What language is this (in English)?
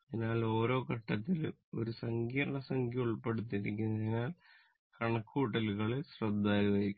Malayalam